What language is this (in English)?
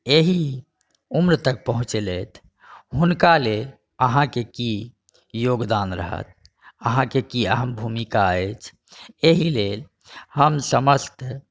Maithili